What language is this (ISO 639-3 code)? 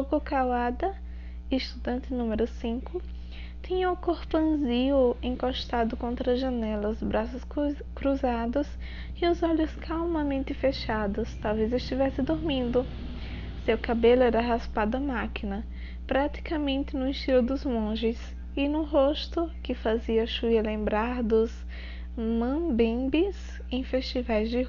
por